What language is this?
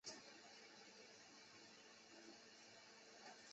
Chinese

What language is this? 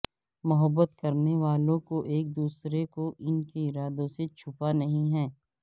Urdu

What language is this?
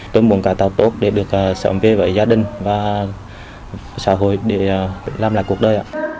Vietnamese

